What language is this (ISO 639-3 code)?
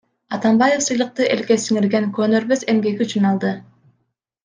kir